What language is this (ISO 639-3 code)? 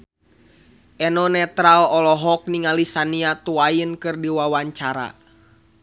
sun